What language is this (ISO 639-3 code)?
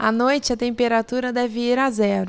por